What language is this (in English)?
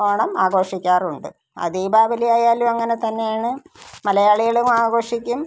Malayalam